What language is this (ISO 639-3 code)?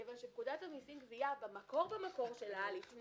heb